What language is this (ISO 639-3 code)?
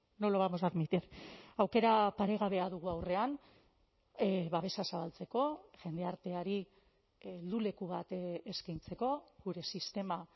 eus